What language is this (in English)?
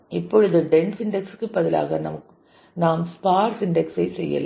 Tamil